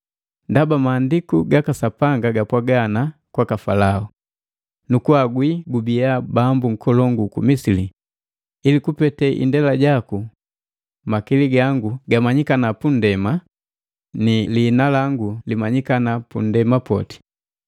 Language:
Matengo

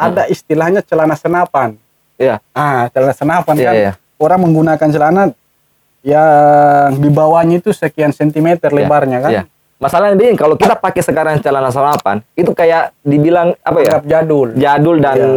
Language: Indonesian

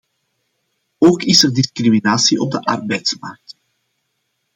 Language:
Dutch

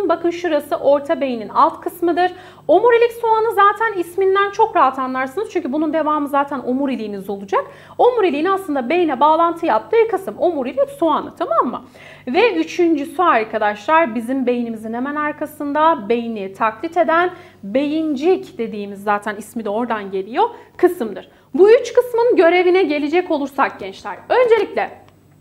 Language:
Turkish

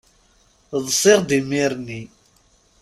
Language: Kabyle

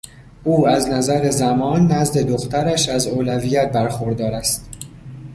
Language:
Persian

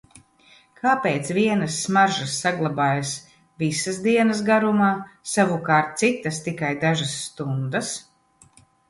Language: Latvian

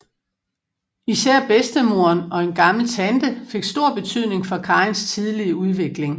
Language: Danish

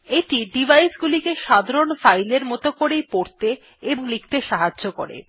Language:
Bangla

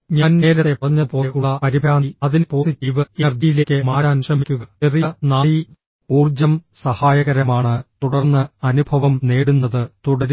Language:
Malayalam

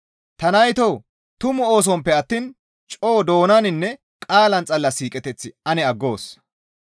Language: Gamo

